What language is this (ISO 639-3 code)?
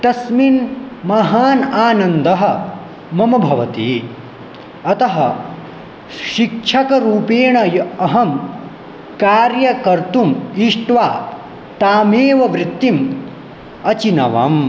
san